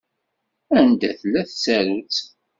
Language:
Kabyle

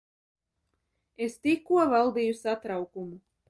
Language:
Latvian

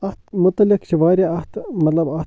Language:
Kashmiri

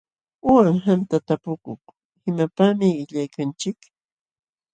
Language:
Jauja Wanca Quechua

